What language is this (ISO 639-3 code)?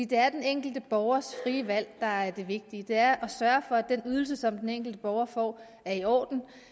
dan